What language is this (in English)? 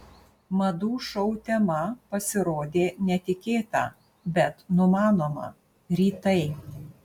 Lithuanian